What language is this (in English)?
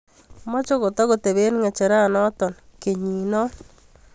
Kalenjin